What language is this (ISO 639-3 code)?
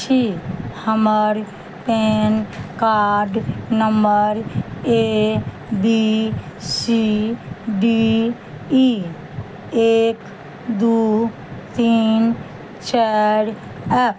mai